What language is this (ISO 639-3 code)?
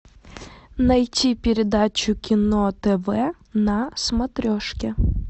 rus